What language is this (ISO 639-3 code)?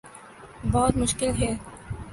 urd